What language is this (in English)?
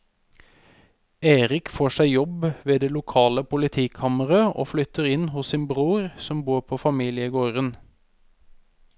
Norwegian